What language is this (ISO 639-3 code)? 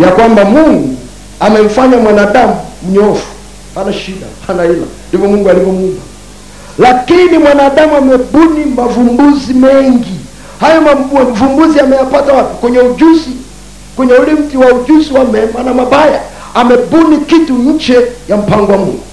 swa